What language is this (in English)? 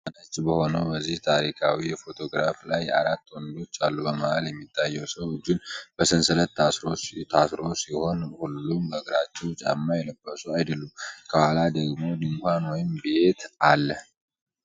Amharic